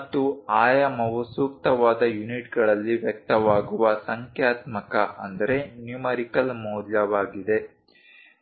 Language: Kannada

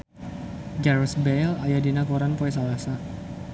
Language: Sundanese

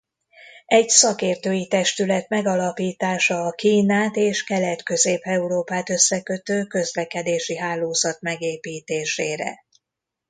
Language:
Hungarian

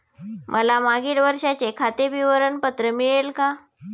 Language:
Marathi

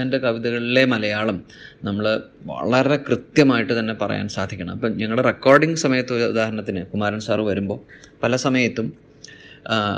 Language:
Malayalam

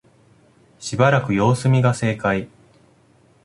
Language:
Japanese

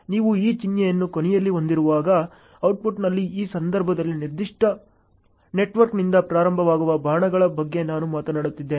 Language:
Kannada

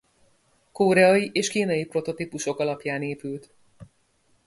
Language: Hungarian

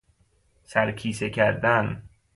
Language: Persian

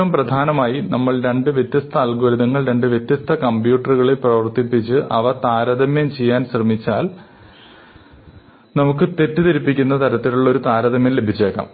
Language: Malayalam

